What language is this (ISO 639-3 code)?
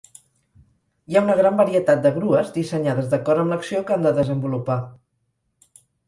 cat